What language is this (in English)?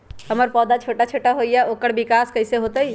Magahi